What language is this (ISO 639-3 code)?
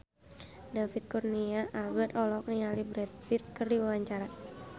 sun